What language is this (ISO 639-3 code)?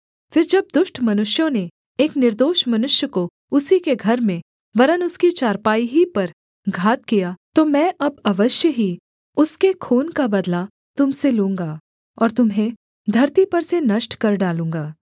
hin